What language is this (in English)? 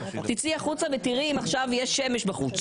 Hebrew